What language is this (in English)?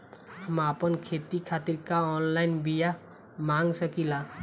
Bhojpuri